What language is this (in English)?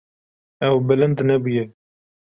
Kurdish